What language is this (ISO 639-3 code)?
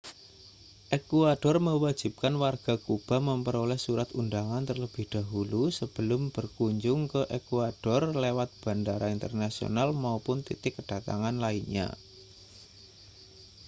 ind